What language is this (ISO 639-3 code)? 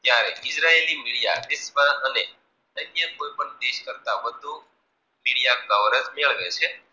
guj